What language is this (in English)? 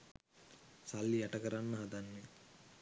Sinhala